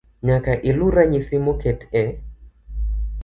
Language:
Luo (Kenya and Tanzania)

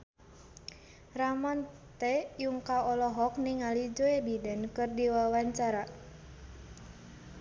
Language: Sundanese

